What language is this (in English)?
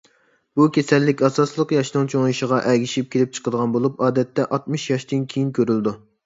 Uyghur